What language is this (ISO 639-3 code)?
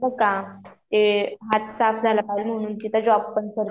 mar